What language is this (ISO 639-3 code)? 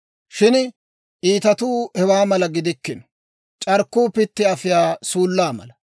dwr